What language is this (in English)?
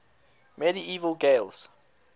English